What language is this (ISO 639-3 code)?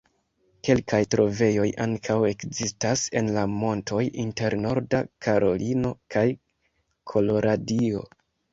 epo